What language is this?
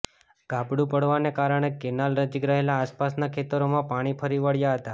Gujarati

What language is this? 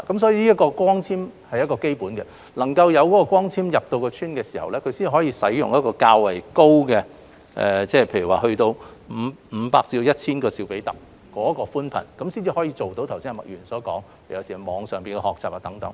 Cantonese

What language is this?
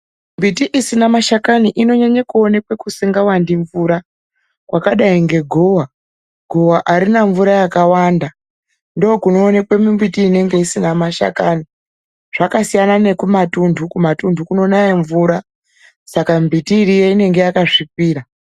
Ndau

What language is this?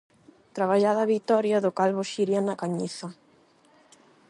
Galician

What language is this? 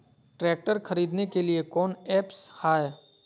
Magahi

